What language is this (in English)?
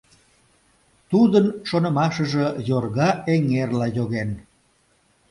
Mari